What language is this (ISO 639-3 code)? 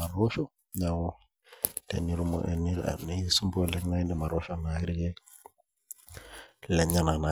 mas